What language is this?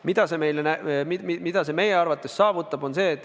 Estonian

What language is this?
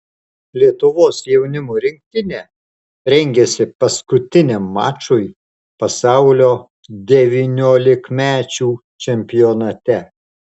Lithuanian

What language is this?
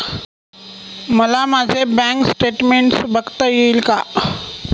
Marathi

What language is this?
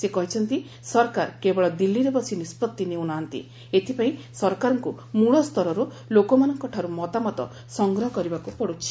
Odia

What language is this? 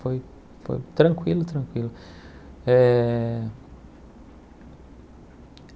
Portuguese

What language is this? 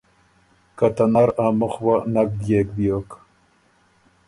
Ormuri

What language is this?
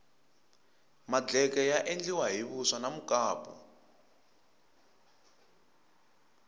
Tsonga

